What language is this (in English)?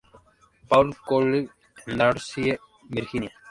Spanish